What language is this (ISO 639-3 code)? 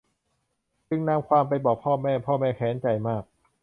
tha